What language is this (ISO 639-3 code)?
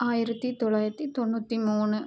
tam